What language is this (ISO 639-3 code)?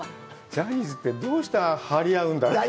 jpn